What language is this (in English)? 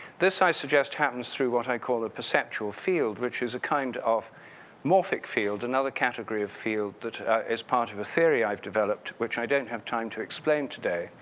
English